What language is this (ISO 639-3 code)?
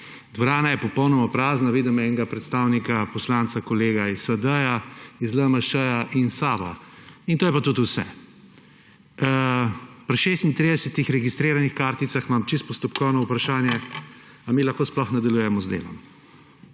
slv